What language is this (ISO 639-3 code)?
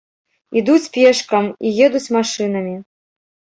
bel